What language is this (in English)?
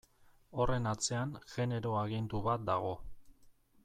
Basque